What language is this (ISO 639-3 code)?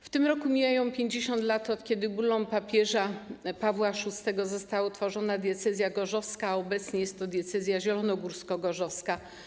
pol